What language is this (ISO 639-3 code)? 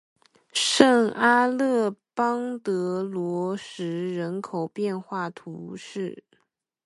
zho